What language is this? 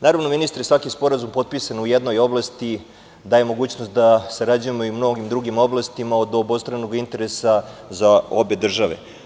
Serbian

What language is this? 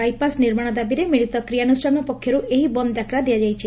Odia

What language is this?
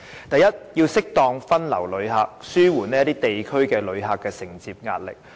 Cantonese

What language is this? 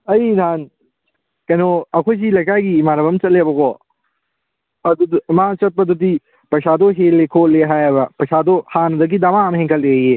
Manipuri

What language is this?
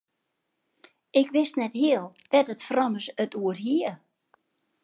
Western Frisian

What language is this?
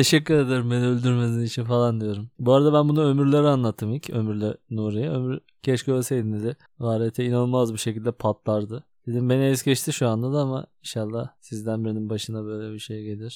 Turkish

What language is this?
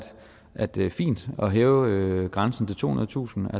Danish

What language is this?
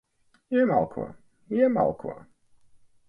Latvian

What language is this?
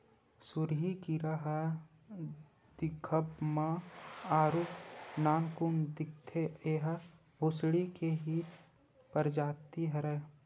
Chhattisgarhi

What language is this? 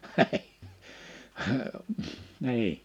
Finnish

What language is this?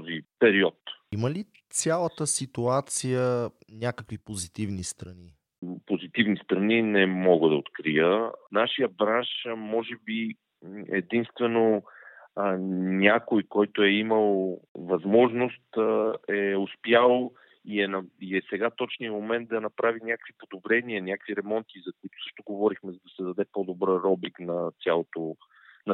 Bulgarian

